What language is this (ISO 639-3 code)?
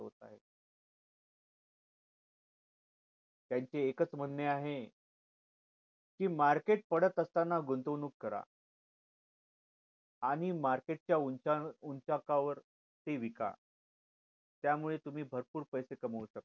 mar